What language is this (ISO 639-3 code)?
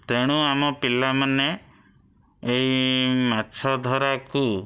ori